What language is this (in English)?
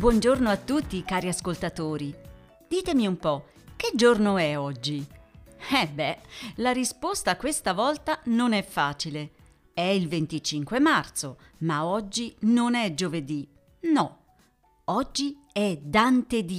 Italian